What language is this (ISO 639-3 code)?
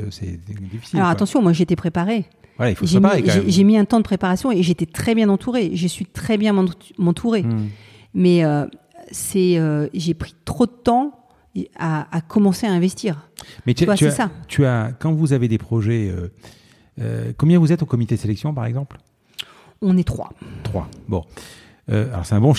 fra